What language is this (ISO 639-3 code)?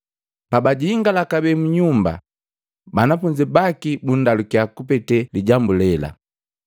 mgv